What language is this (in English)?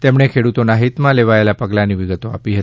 Gujarati